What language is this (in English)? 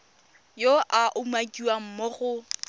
Tswana